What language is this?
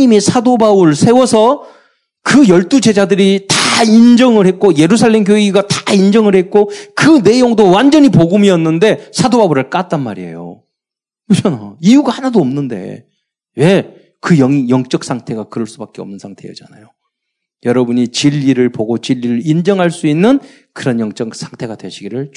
Korean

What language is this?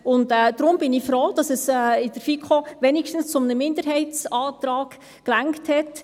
Swiss German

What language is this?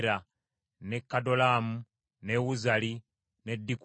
Ganda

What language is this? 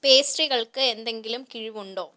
Malayalam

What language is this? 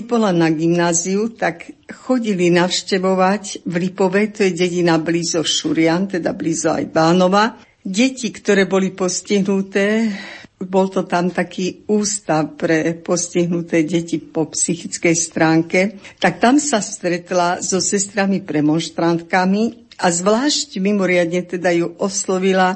Slovak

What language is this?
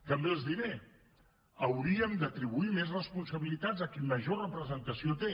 Catalan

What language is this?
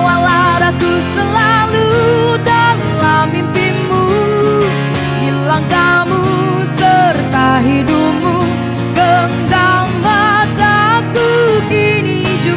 Indonesian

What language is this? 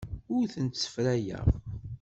Kabyle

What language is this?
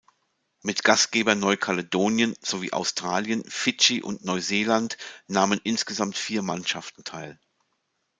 German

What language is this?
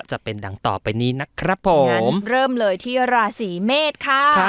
Thai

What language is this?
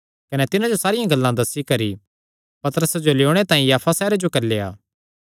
Kangri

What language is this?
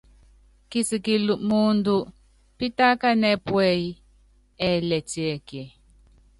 Yangben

